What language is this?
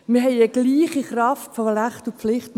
Swiss German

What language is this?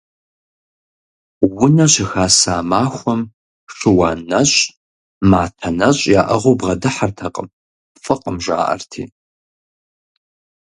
Kabardian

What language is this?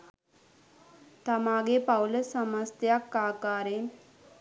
Sinhala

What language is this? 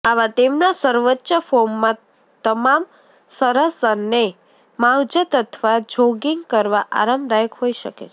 Gujarati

